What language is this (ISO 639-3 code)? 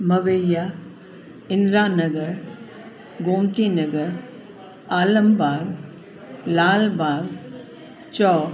snd